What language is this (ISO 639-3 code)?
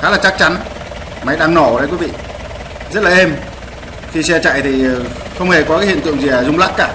vie